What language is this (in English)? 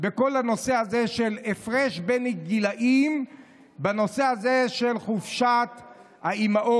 Hebrew